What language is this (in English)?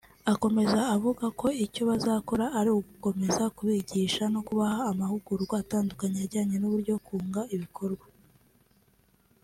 Kinyarwanda